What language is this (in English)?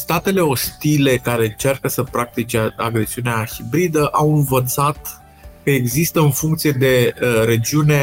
Romanian